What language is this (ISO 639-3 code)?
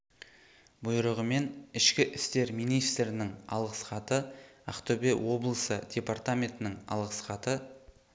kaz